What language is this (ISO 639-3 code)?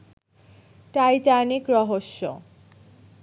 ben